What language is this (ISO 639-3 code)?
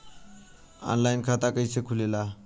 bho